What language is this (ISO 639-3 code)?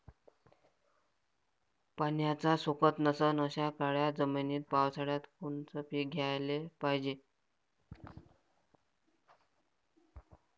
mar